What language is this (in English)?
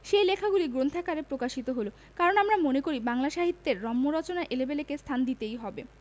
Bangla